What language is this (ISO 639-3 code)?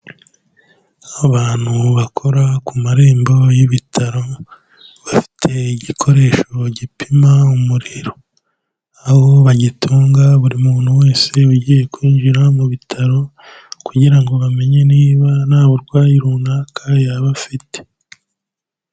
kin